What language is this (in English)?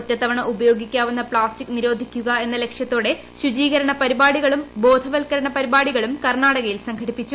Malayalam